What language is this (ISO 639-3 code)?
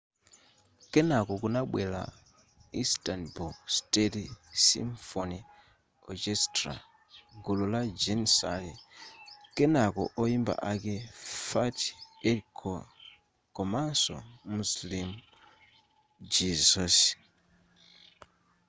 nya